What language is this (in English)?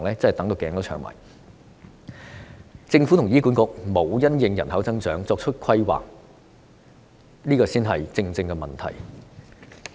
Cantonese